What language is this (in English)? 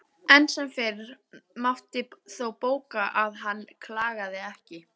Icelandic